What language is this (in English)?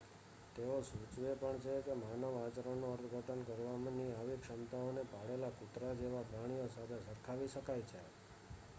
Gujarati